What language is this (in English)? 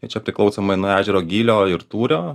Lithuanian